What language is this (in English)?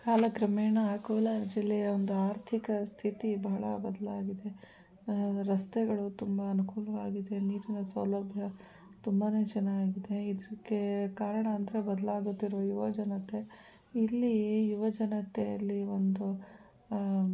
Kannada